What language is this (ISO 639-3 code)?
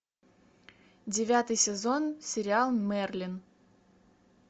rus